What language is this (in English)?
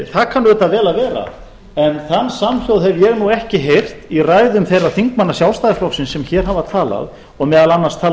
Icelandic